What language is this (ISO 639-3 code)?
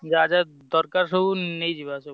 ori